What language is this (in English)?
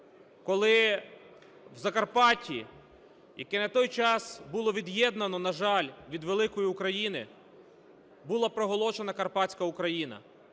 Ukrainian